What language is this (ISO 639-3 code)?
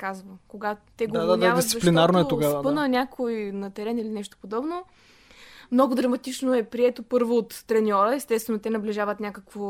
bul